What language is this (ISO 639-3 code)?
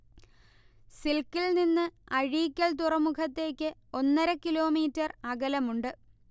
mal